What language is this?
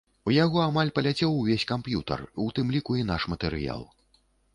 Belarusian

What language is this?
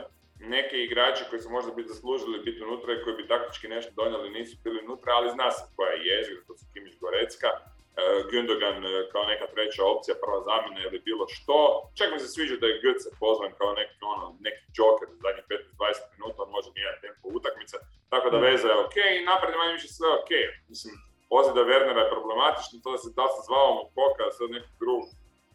Croatian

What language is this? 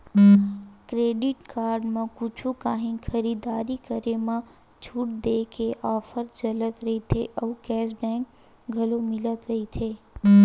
Chhattisgarhi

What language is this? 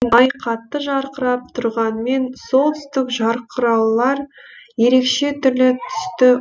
Kazakh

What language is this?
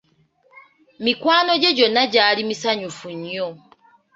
Ganda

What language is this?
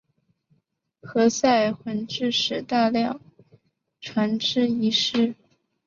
Chinese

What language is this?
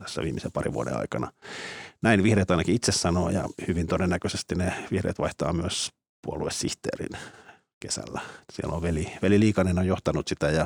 Finnish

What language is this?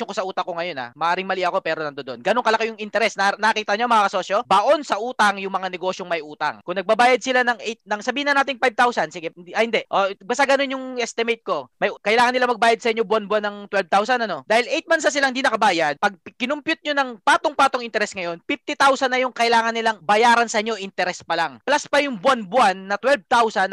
Filipino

